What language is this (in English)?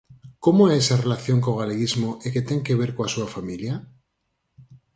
Galician